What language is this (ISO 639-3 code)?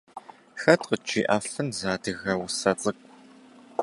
kbd